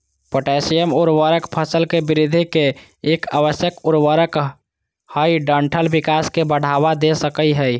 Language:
Magahi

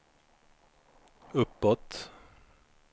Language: Swedish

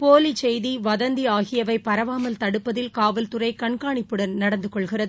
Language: Tamil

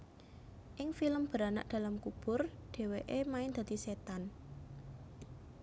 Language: Javanese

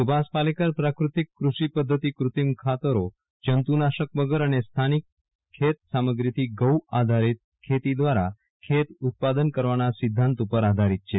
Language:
Gujarati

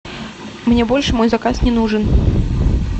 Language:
Russian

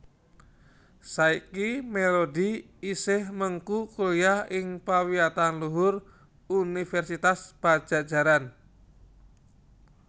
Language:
Javanese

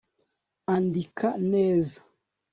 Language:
Kinyarwanda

